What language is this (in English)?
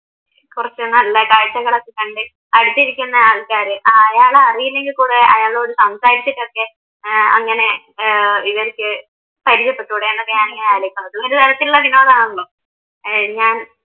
Malayalam